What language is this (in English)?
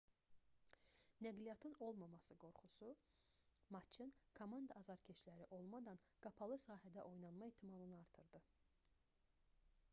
Azerbaijani